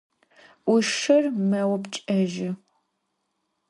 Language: Adyghe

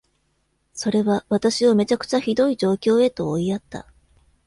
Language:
Japanese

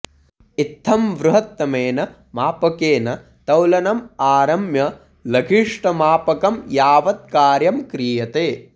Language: Sanskrit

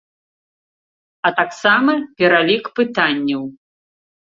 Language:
Belarusian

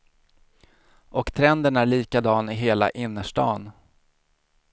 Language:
Swedish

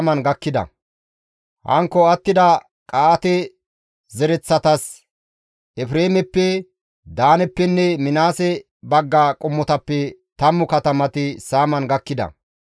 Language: Gamo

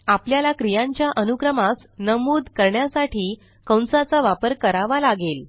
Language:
Marathi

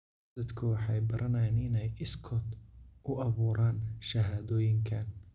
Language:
Somali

